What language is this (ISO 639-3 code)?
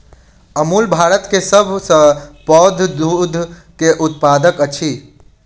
mai